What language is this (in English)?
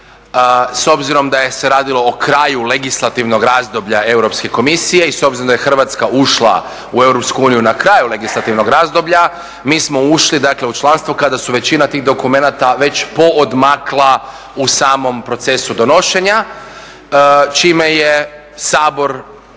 Croatian